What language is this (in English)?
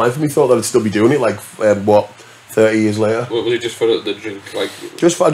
English